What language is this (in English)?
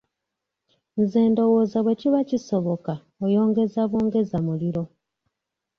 Ganda